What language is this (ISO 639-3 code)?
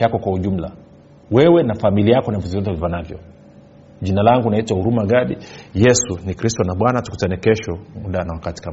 swa